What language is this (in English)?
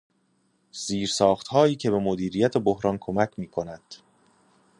Persian